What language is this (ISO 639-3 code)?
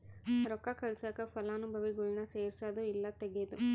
kan